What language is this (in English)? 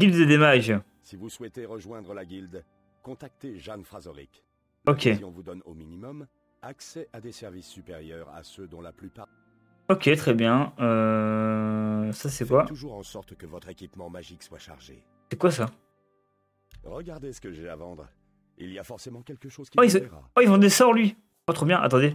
French